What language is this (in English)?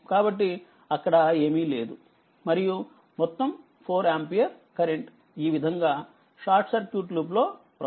Telugu